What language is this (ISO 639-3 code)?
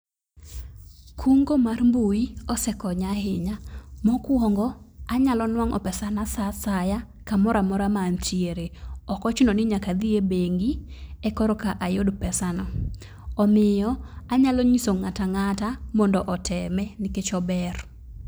luo